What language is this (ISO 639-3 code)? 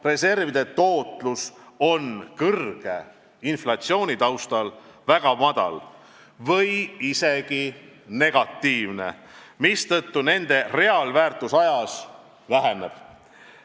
est